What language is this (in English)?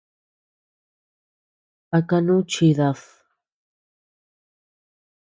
Tepeuxila Cuicatec